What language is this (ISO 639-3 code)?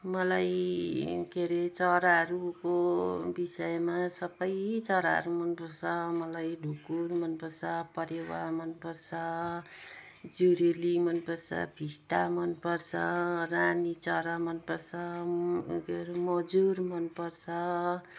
nep